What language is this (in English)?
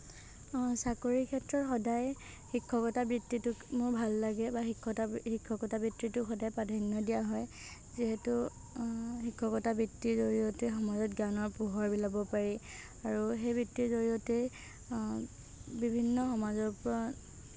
Assamese